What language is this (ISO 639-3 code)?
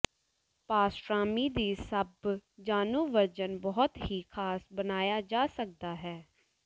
pan